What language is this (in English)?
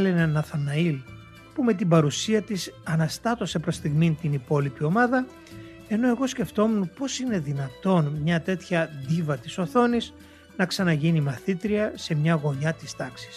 Greek